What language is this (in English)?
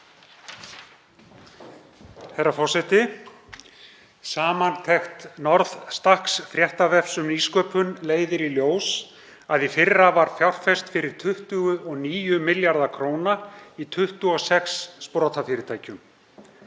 Icelandic